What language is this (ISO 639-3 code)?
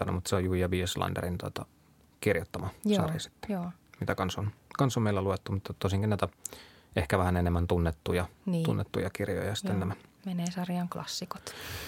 fin